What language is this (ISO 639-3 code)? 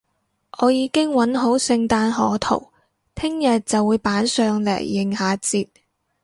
yue